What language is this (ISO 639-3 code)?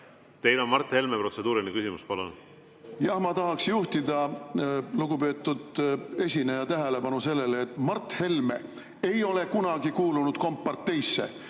est